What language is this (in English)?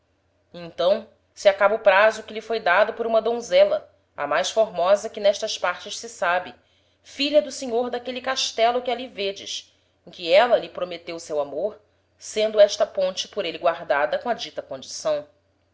Portuguese